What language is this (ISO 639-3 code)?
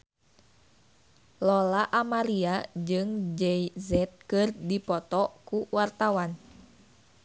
sun